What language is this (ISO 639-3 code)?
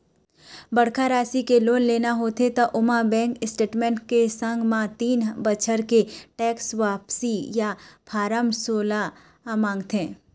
hne